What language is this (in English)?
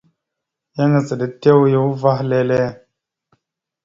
Mada (Cameroon)